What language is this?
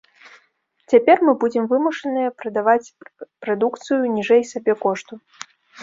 Belarusian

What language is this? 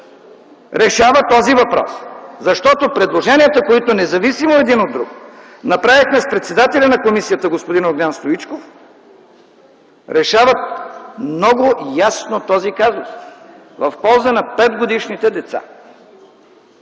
Bulgarian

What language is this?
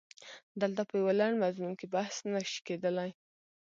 Pashto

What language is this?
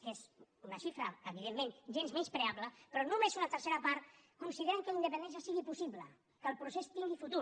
Catalan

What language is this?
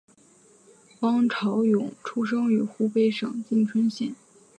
Chinese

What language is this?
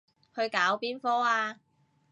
Cantonese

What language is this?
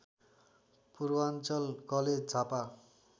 Nepali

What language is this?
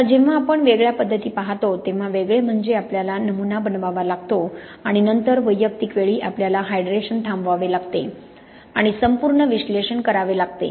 Marathi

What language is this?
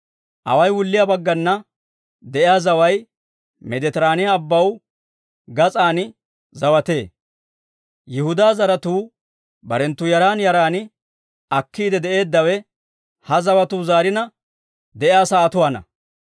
Dawro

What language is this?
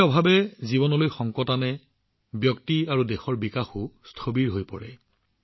Assamese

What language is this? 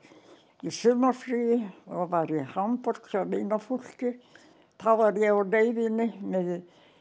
Icelandic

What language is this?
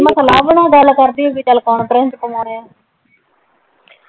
Punjabi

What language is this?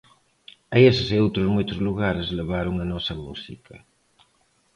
Galician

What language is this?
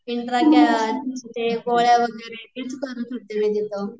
Marathi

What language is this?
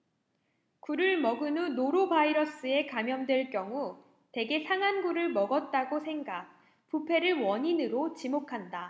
Korean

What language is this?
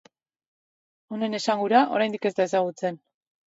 Basque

